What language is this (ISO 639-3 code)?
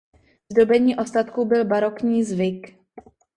ces